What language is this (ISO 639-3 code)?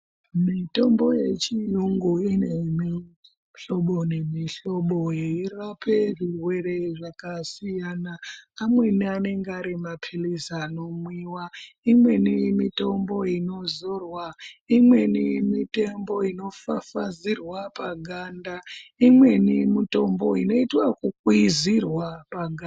ndc